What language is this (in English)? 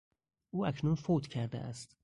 Persian